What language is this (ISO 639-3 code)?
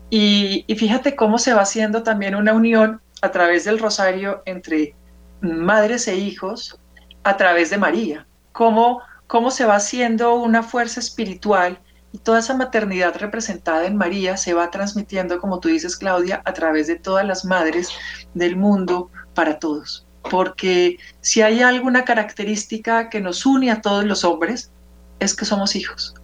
spa